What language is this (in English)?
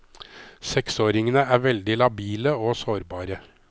Norwegian